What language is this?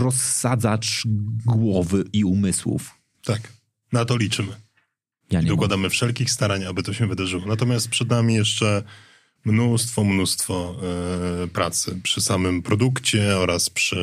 Polish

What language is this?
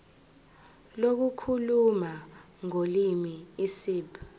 Zulu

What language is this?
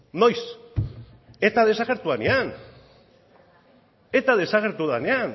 Basque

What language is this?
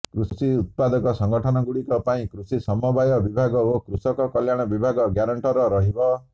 Odia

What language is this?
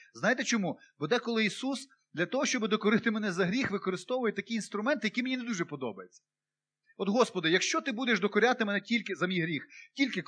Ukrainian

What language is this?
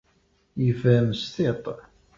Kabyle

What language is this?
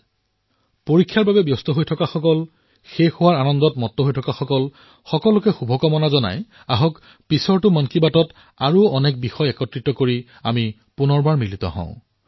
Assamese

